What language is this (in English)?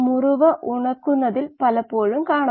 Malayalam